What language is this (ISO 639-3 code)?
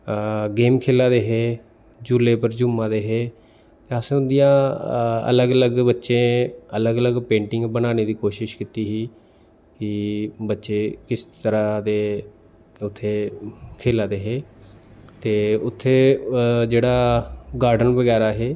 doi